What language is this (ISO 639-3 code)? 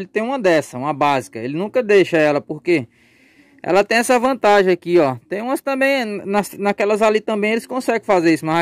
por